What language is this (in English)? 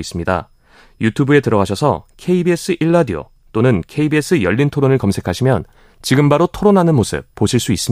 Korean